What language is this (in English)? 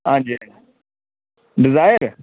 Dogri